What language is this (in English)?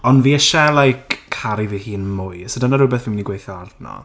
Welsh